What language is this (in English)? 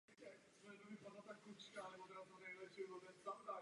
Czech